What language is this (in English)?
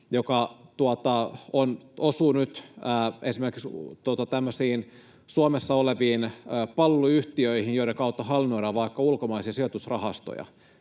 Finnish